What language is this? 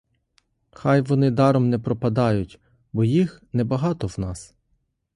Ukrainian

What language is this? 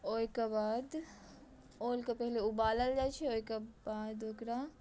Maithili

